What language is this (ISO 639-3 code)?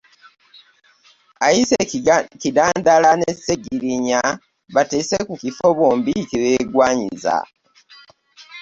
lug